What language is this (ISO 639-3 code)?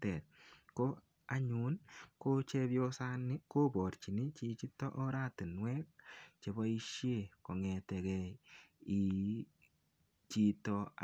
kln